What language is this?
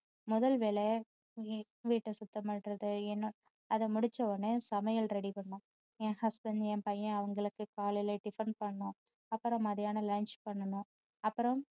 Tamil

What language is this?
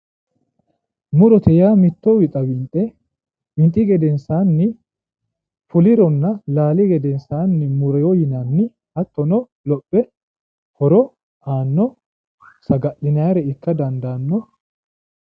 Sidamo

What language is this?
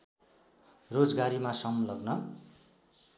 Nepali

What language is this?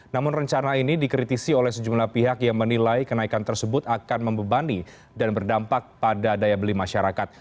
Indonesian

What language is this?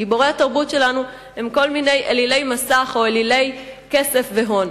Hebrew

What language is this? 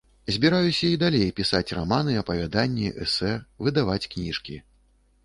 Belarusian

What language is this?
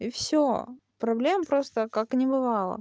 Russian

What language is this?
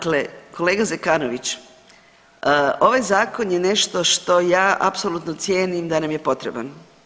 Croatian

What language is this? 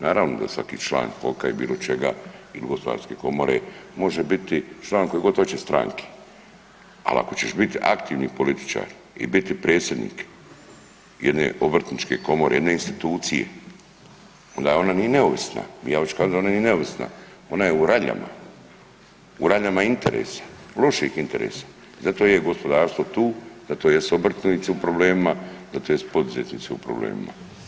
Croatian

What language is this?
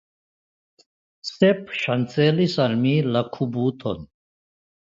Esperanto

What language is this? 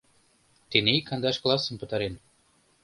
Mari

